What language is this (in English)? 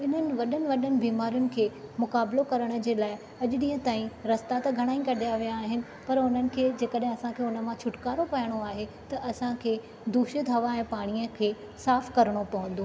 Sindhi